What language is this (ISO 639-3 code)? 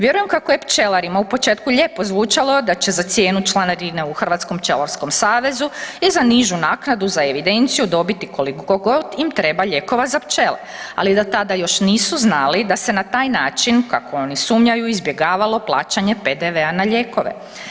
hrv